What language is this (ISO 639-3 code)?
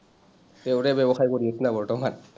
asm